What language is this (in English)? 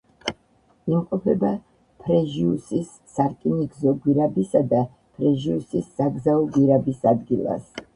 Georgian